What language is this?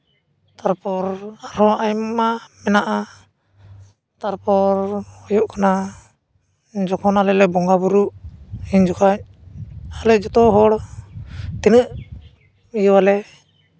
Santali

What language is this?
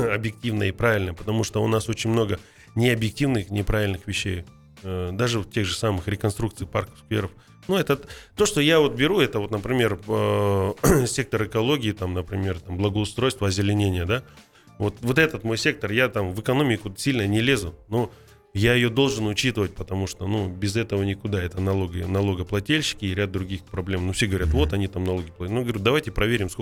Russian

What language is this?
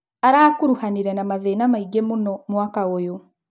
Kikuyu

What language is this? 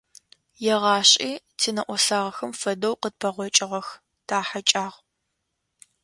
Adyghe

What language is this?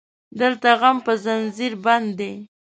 Pashto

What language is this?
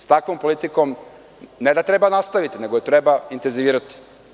Serbian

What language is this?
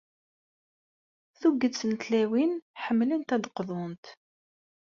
Kabyle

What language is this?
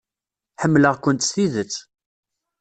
Kabyle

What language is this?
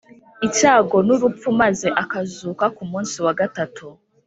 Kinyarwanda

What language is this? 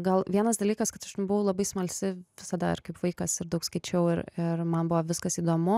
Lithuanian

